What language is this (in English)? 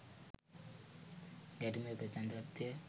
Sinhala